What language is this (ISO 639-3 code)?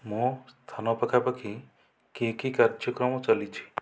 ori